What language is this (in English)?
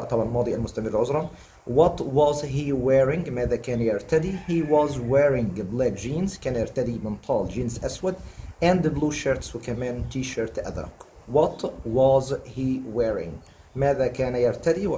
Arabic